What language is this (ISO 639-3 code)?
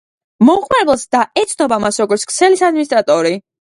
kat